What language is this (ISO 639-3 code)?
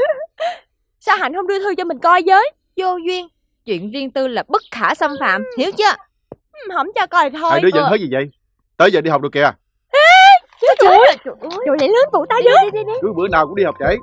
vie